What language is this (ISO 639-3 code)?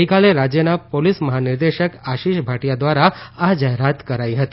guj